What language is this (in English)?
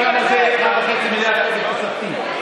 Hebrew